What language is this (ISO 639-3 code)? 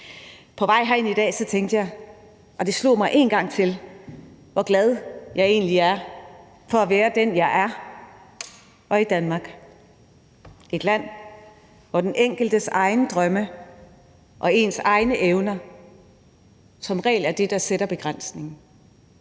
dan